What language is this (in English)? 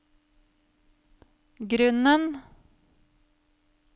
Norwegian